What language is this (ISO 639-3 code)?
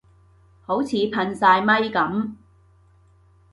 yue